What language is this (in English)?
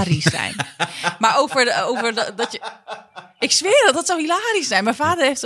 Dutch